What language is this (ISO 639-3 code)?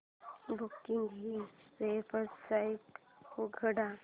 mar